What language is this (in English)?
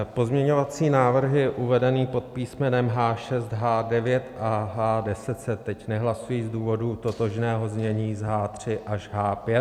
Czech